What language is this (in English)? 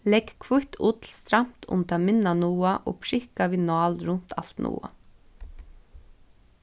Faroese